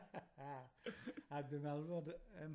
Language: Welsh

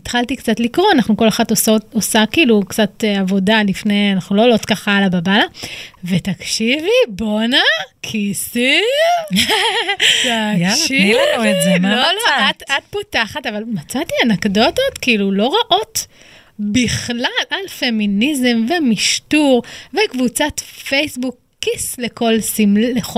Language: Hebrew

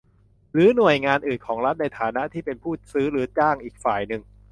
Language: Thai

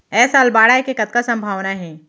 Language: Chhattisgarhi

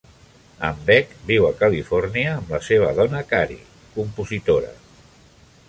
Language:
Catalan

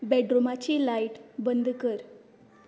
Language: Konkani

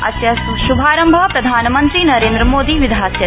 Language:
Sanskrit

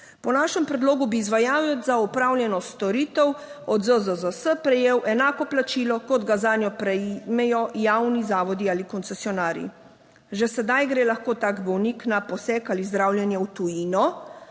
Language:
Slovenian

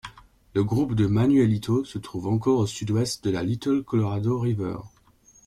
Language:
French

